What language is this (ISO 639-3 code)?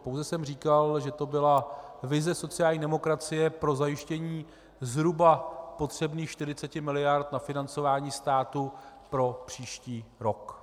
ces